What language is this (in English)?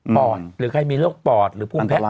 Thai